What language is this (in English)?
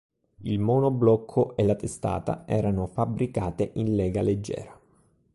Italian